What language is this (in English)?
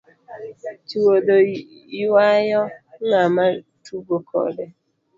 Luo (Kenya and Tanzania)